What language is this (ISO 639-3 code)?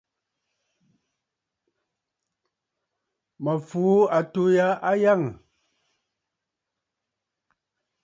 bfd